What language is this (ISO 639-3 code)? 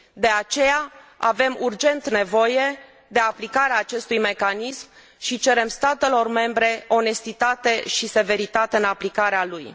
ron